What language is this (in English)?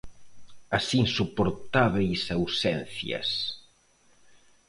Galician